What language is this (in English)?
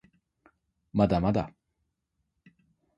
Japanese